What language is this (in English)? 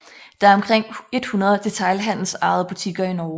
Danish